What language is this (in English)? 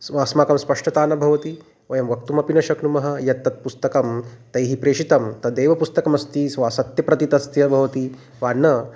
Sanskrit